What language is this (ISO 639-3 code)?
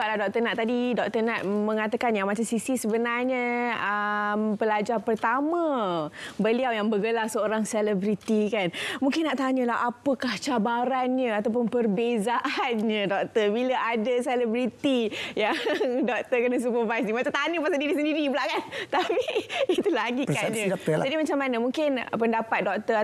msa